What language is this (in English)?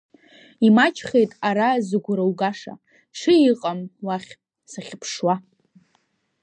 Abkhazian